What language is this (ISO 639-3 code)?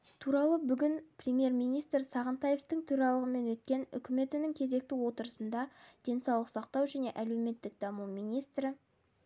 kaz